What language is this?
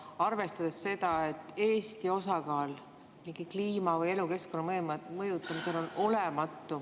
Estonian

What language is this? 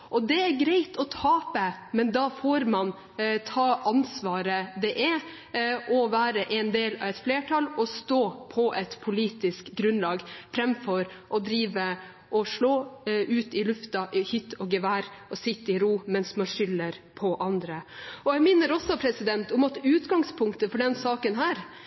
Norwegian Bokmål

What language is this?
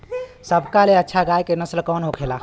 Bhojpuri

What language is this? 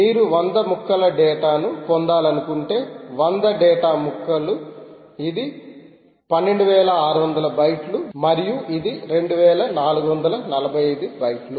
Telugu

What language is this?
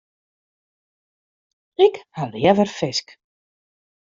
Western Frisian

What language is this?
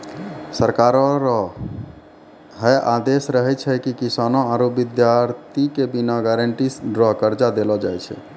Maithili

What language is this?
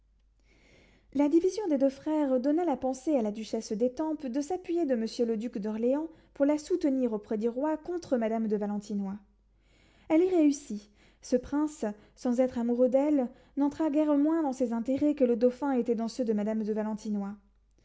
French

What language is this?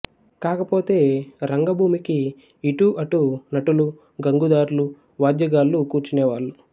Telugu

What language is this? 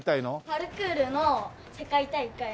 Japanese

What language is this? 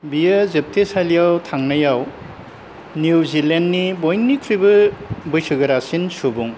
Bodo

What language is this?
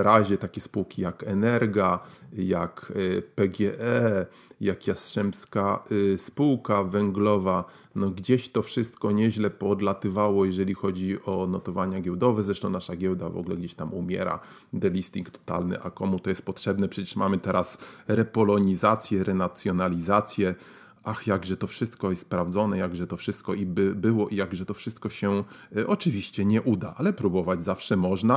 Polish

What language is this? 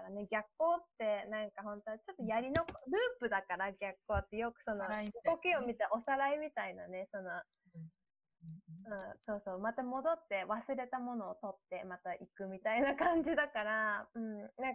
Japanese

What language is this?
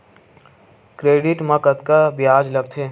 Chhattisgarhi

